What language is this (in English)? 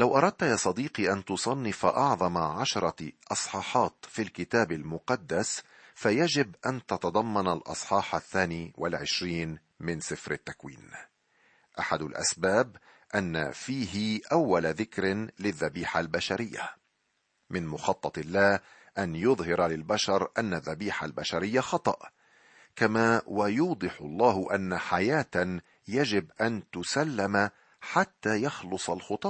Arabic